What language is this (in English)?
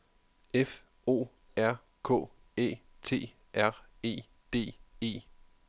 Danish